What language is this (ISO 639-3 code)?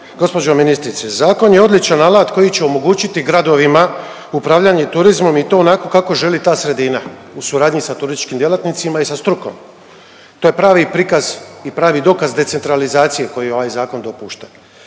hrv